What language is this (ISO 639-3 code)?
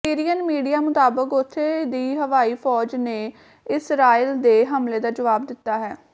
pan